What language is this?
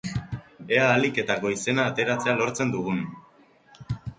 Basque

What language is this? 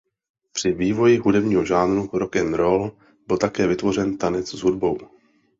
Czech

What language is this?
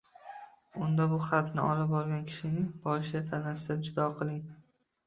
Uzbek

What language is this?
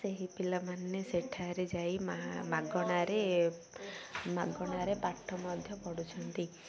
Odia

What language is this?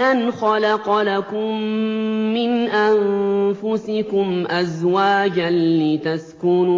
Arabic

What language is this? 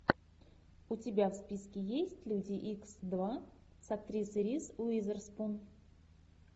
Russian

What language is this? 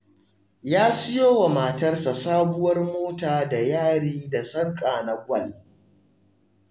Hausa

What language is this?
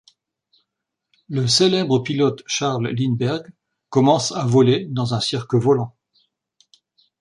French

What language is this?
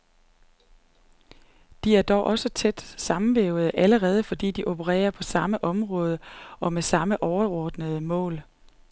Danish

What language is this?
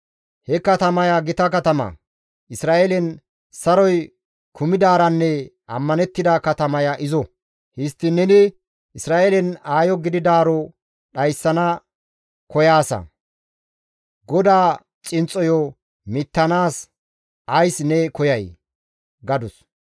Gamo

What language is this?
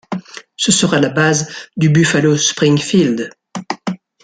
French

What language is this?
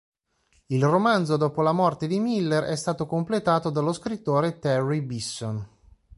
Italian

